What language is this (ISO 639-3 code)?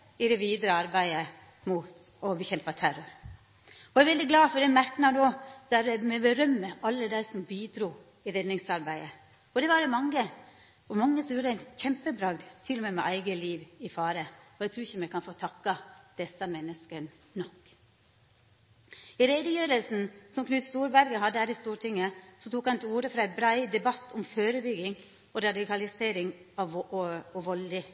nno